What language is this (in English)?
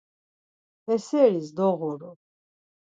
Laz